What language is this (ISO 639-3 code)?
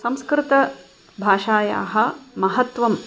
san